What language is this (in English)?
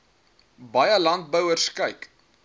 Afrikaans